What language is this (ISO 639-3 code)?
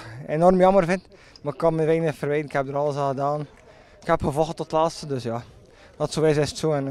nld